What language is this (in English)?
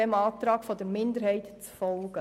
Swiss German